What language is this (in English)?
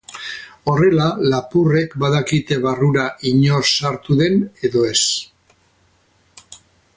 Basque